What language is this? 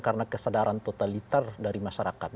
Indonesian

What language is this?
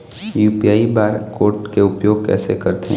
Chhattisgarhi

